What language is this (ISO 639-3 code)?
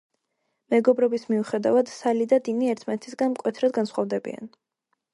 kat